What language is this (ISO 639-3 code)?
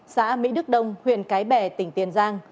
vie